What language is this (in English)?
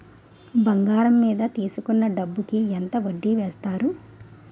Telugu